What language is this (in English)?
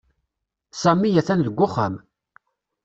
Kabyle